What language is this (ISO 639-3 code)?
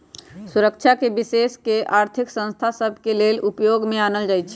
mag